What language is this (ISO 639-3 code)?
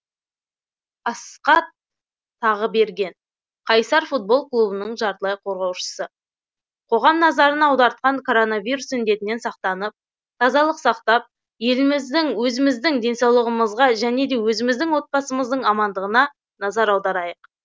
kaz